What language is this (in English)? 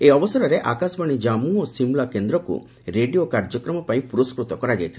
Odia